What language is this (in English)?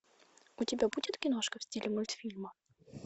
Russian